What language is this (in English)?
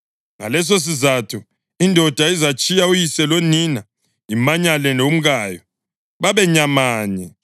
North Ndebele